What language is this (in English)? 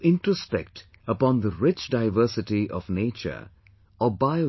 English